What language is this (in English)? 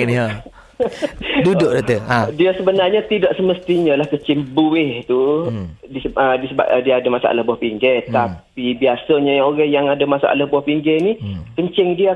Malay